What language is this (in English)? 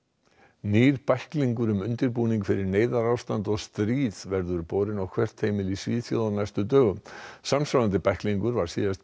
Icelandic